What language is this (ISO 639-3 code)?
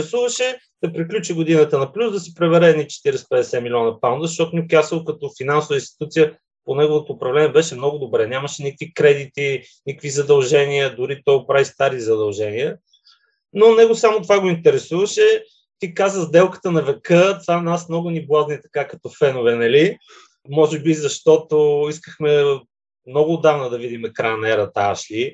bul